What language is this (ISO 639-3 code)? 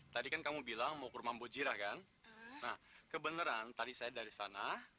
ind